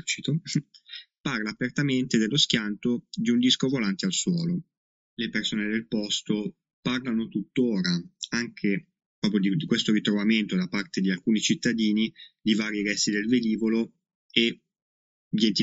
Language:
Italian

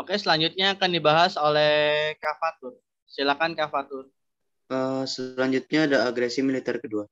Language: Indonesian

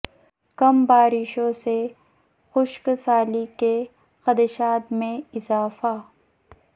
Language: Urdu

